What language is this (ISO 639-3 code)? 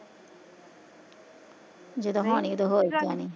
pan